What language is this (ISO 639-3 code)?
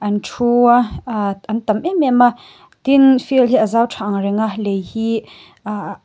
lus